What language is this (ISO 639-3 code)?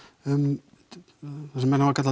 isl